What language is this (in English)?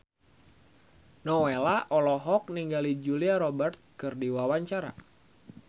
Sundanese